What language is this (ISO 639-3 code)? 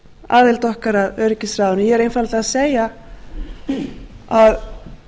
isl